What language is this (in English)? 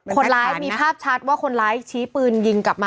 Thai